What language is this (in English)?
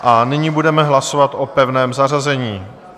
Czech